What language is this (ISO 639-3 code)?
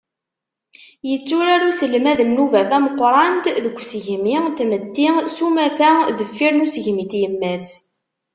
kab